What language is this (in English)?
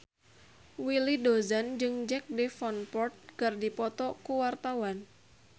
Sundanese